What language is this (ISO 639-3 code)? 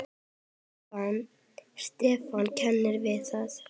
isl